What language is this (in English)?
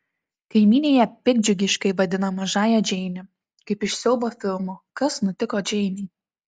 Lithuanian